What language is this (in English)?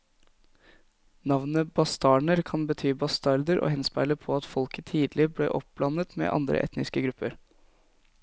Norwegian